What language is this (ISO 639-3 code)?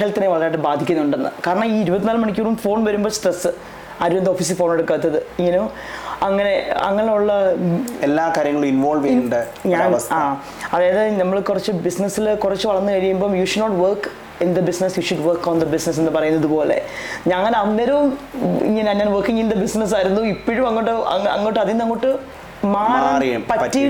mal